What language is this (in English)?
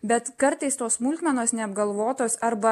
Lithuanian